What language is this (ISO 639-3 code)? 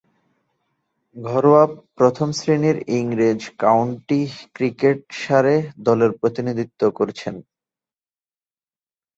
ben